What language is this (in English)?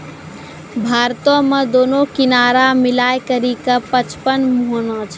Maithili